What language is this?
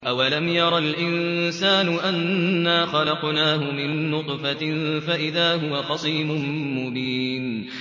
Arabic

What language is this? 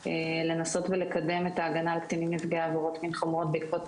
Hebrew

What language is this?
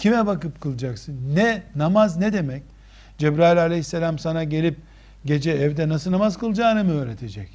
Turkish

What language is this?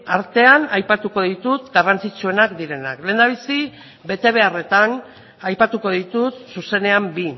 Basque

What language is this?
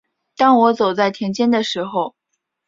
Chinese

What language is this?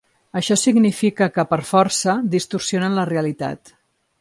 Catalan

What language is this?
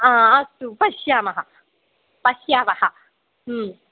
Sanskrit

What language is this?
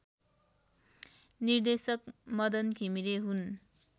Nepali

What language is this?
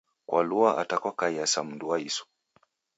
Taita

